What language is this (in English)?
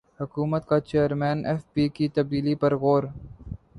Urdu